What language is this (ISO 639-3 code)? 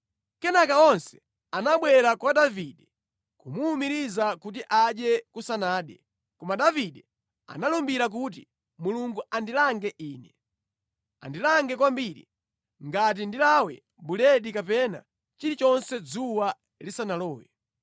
nya